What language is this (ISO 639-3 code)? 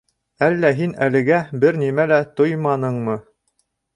bak